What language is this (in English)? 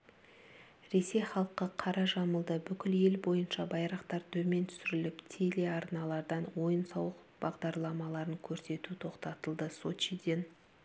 Kazakh